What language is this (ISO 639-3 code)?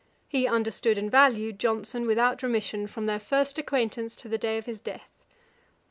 eng